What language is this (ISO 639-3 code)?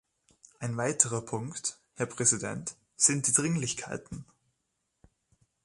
deu